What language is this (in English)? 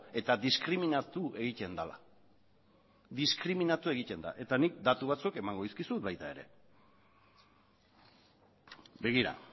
Basque